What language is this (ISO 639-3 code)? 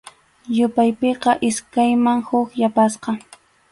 qxu